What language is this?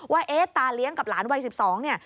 Thai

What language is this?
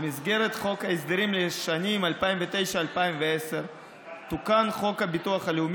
Hebrew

